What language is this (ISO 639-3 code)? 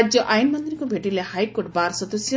ori